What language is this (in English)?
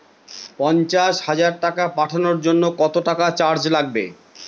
Bangla